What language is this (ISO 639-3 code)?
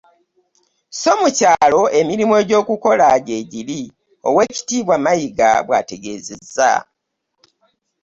lug